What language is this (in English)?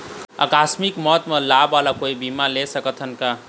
Chhattisgarhi